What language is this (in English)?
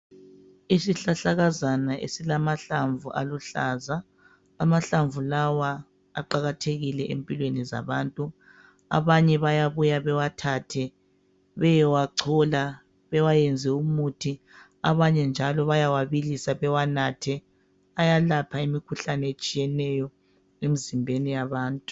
North Ndebele